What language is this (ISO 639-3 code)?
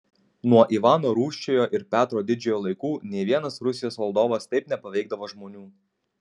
lit